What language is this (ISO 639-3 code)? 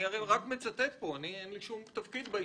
heb